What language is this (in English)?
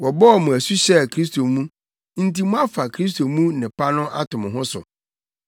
Akan